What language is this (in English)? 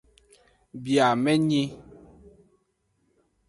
Aja (Benin)